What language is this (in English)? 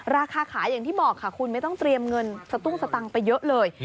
Thai